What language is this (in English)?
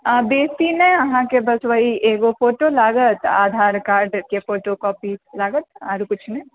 Maithili